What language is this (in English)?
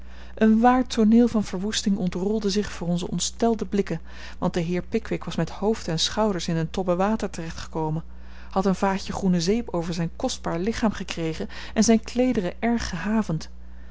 Dutch